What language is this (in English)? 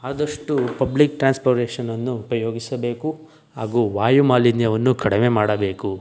Kannada